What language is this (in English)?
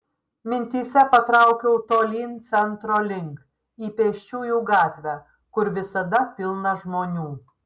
Lithuanian